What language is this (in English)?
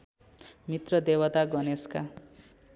Nepali